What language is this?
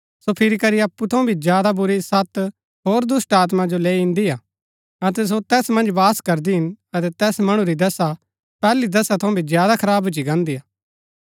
Gaddi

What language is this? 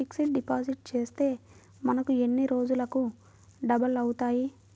Telugu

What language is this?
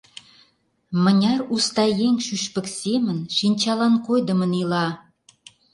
Mari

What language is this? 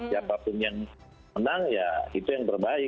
Indonesian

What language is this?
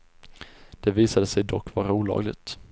Swedish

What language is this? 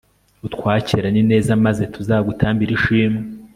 Kinyarwanda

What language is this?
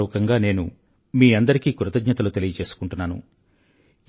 Telugu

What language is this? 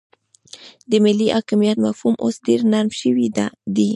Pashto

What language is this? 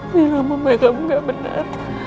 Indonesian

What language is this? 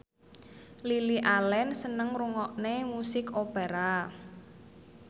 Javanese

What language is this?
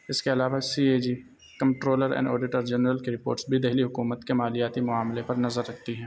Urdu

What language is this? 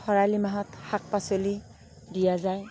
Assamese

